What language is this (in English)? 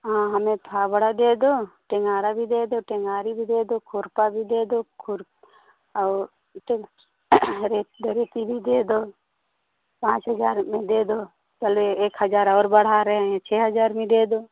Hindi